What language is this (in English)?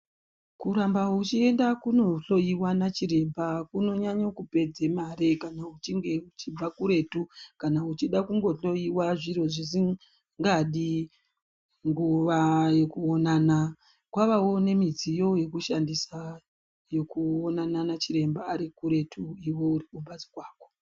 Ndau